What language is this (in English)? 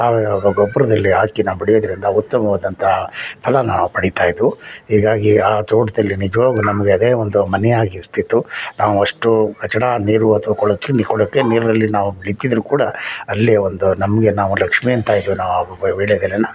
Kannada